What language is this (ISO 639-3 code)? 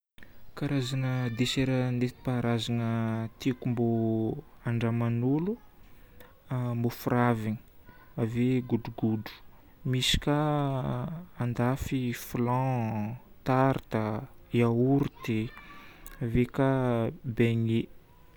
bmm